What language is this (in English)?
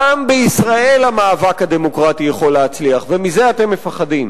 Hebrew